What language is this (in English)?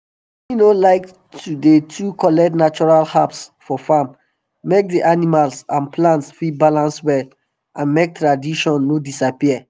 Nigerian Pidgin